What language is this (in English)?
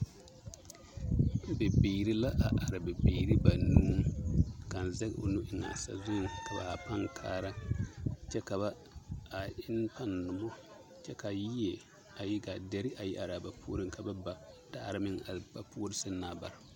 Southern Dagaare